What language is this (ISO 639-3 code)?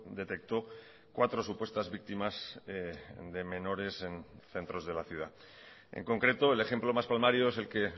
spa